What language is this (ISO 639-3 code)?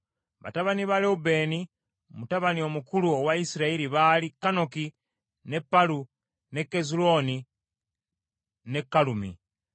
lug